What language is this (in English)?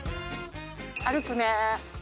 Japanese